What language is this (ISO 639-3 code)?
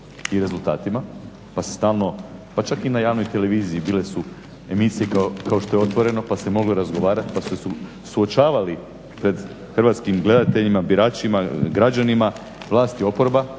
hrv